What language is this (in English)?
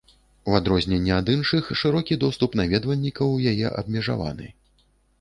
Belarusian